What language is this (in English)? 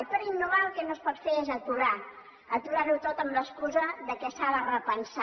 Catalan